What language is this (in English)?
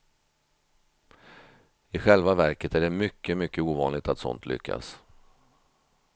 Swedish